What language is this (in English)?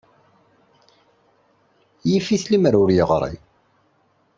Kabyle